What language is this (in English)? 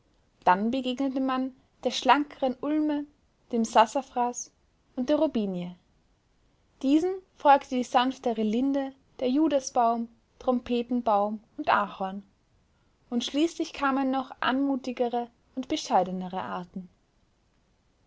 German